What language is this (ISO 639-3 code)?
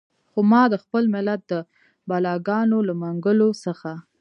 pus